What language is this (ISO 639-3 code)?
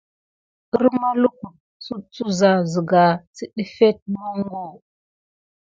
gid